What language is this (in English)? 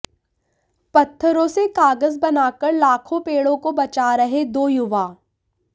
Hindi